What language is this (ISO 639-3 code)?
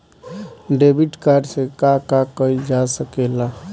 bho